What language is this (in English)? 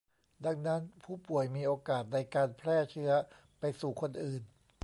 Thai